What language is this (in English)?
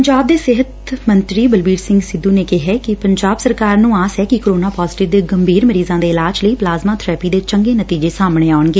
Punjabi